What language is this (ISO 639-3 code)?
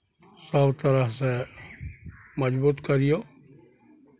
mai